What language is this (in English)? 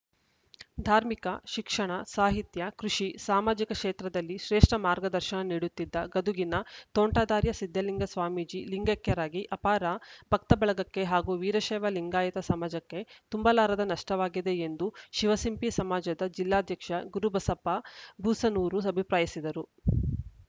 Kannada